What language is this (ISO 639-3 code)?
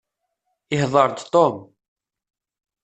kab